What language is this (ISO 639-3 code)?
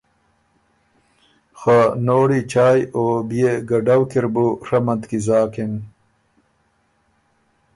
oru